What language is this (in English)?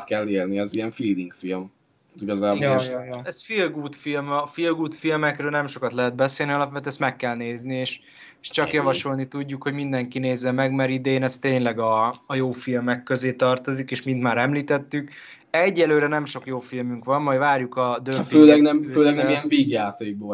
Hungarian